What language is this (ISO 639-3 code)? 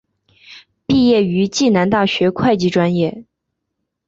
zho